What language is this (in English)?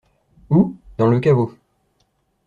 French